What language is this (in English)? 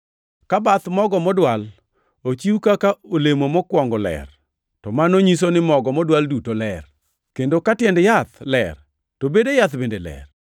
Luo (Kenya and Tanzania)